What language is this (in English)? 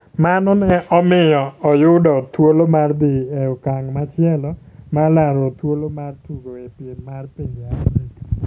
Luo (Kenya and Tanzania)